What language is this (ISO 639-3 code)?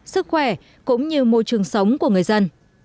vie